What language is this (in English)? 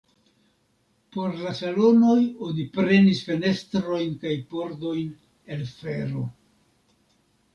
Esperanto